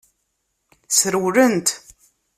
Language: Kabyle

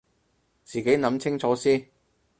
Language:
Cantonese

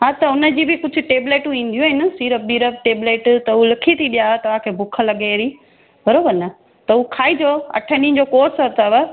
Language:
Sindhi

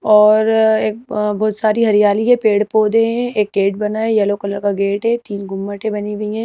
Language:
Hindi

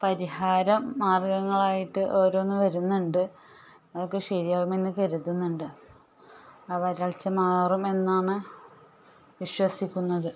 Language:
Malayalam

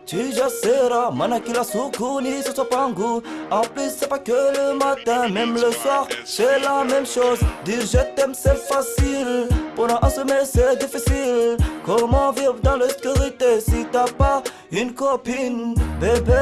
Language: French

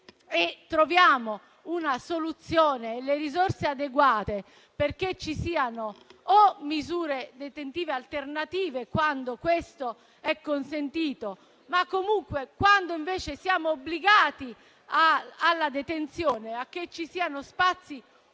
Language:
Italian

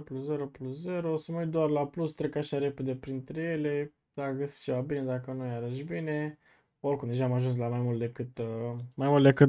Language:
Romanian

